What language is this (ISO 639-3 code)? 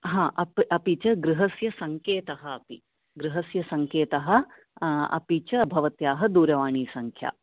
san